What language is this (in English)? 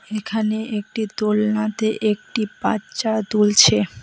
Bangla